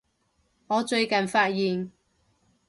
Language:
Cantonese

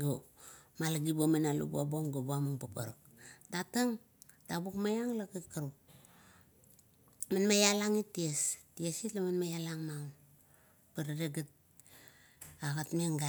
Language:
Kuot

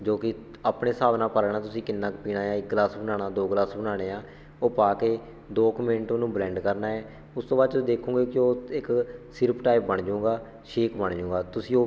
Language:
Punjabi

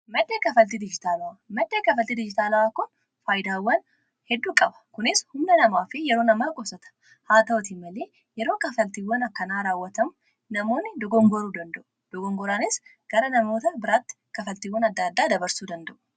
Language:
Oromo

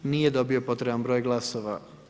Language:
Croatian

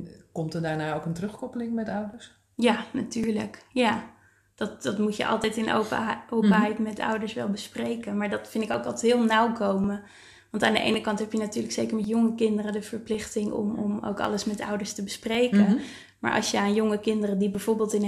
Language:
Dutch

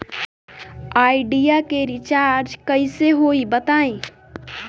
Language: Bhojpuri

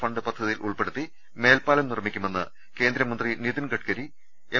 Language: Malayalam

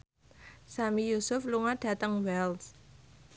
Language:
Javanese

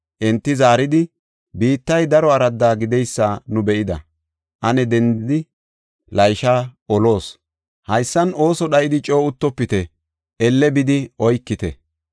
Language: Gofa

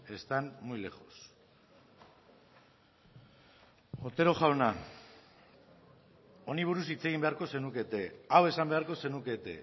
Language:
Basque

